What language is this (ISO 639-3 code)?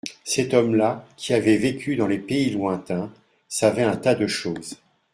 fra